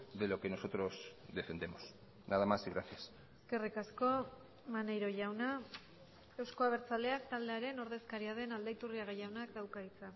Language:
Basque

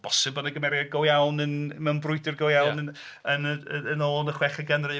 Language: Welsh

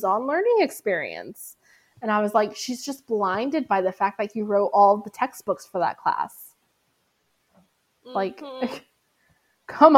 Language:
English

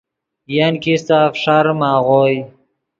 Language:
Yidgha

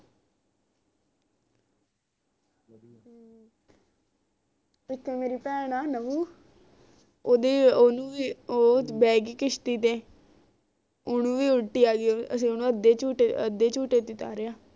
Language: Punjabi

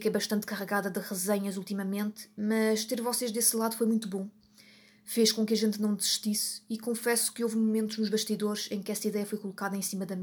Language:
Portuguese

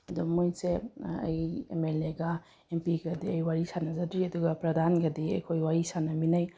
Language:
Manipuri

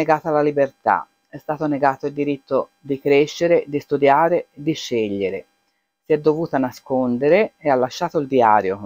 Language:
Italian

